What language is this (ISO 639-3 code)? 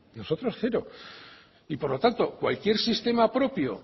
spa